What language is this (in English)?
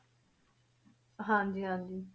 Punjabi